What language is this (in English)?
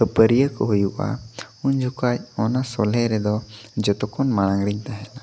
Santali